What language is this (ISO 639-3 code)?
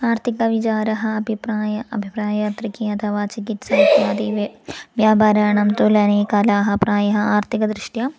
san